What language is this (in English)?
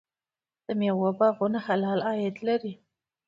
Pashto